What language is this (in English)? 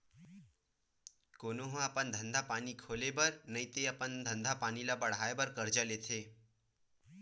Chhattisgarhi